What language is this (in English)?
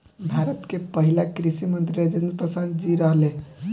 Bhojpuri